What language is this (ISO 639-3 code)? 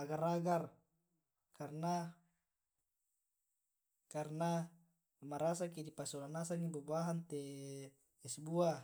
rob